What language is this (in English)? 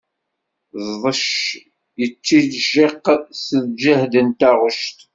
Kabyle